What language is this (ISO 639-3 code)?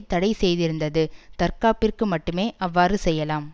tam